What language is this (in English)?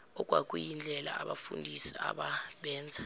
Zulu